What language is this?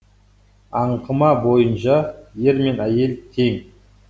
Kazakh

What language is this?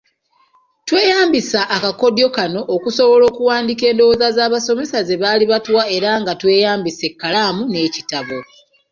Ganda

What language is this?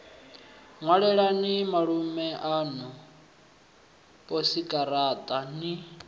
Venda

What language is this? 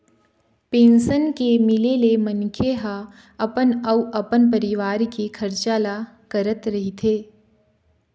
Chhattisgarhi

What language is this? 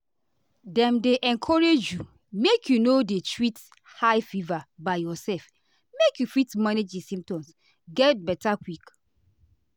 Nigerian Pidgin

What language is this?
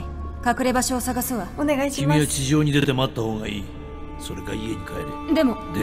Japanese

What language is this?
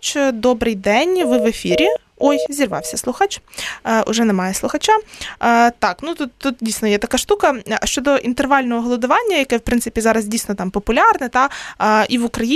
Ukrainian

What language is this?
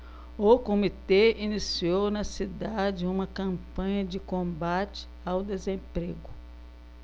Portuguese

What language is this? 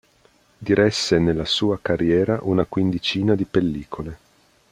Italian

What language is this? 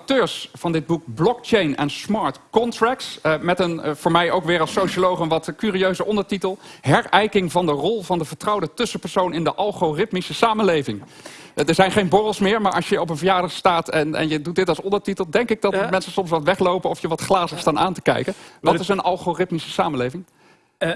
Dutch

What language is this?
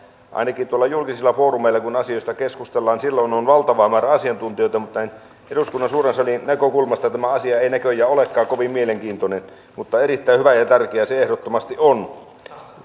Finnish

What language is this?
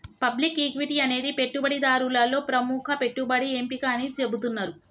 Telugu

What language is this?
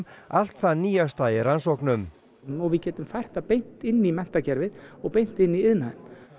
Icelandic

